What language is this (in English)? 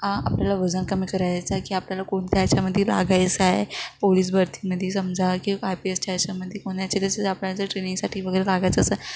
Marathi